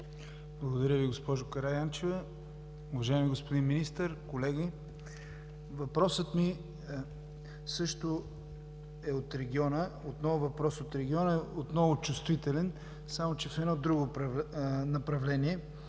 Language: Bulgarian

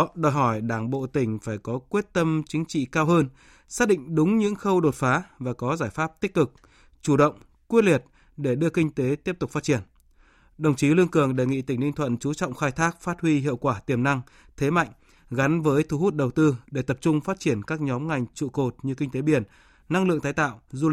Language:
Vietnamese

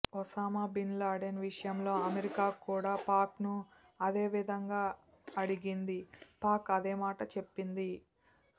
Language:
Telugu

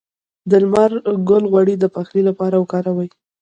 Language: Pashto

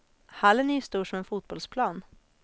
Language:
Swedish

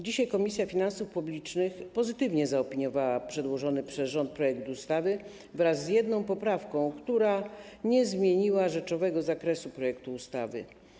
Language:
Polish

